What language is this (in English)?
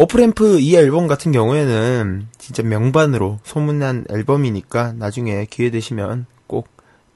Korean